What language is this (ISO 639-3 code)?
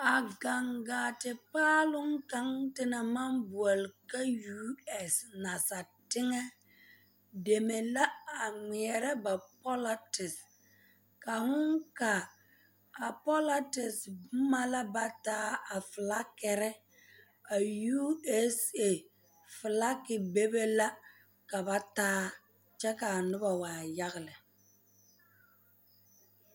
dga